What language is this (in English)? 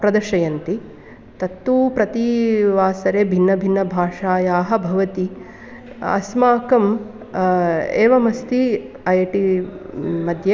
Sanskrit